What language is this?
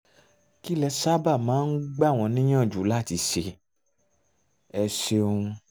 Yoruba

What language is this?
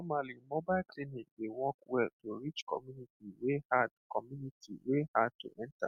Nigerian Pidgin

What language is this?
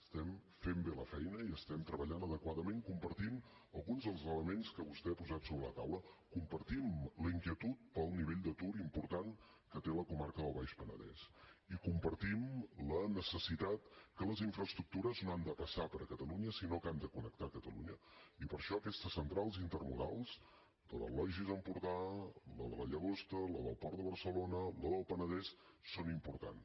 Catalan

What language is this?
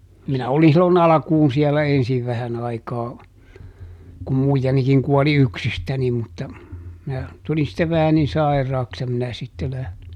Finnish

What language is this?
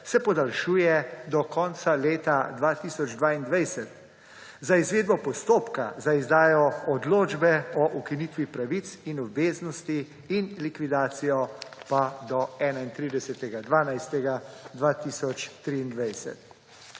Slovenian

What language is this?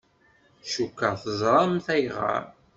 Kabyle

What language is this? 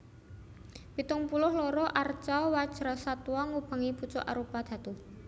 Javanese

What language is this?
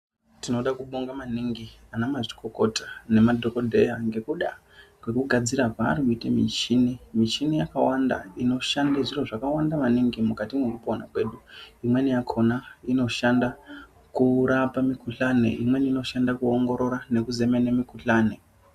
Ndau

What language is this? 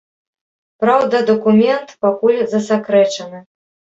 Belarusian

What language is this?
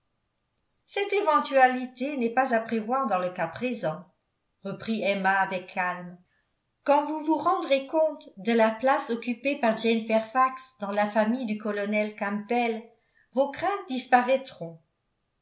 French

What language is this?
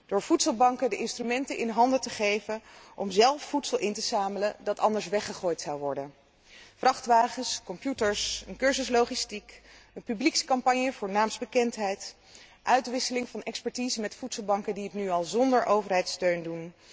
Dutch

